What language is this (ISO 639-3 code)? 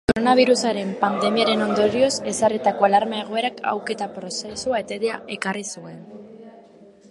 eus